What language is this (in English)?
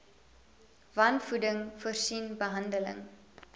Afrikaans